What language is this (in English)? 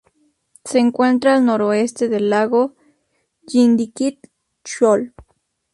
Spanish